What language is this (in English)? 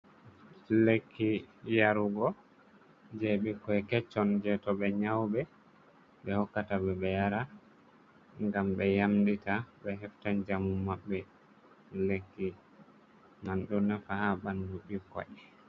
Fula